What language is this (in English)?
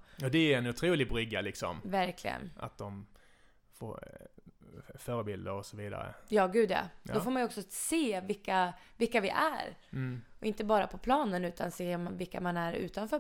Swedish